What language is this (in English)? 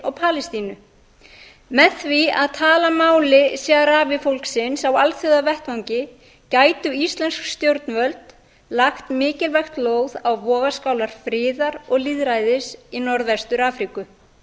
Icelandic